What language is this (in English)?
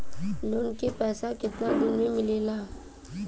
Bhojpuri